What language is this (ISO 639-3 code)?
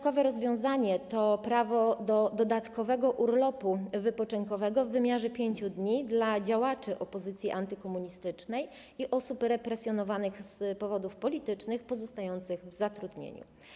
pol